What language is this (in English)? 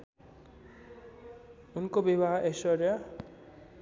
Nepali